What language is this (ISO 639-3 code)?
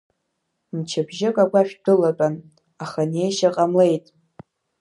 abk